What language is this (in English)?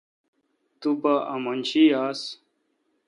Kalkoti